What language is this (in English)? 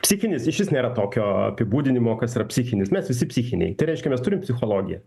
Lithuanian